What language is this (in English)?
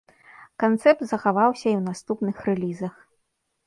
Belarusian